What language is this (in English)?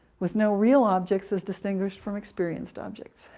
English